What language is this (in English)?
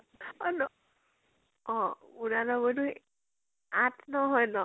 Assamese